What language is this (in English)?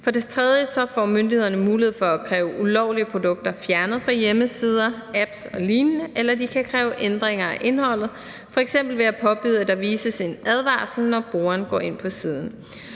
Danish